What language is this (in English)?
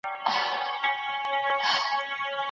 Pashto